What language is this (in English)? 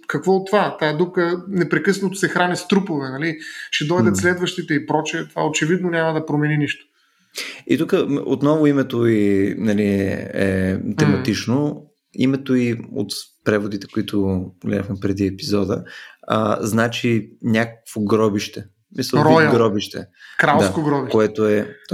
Bulgarian